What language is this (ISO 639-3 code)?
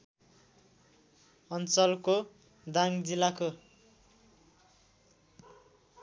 nep